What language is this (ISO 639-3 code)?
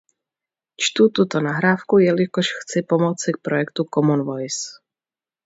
ces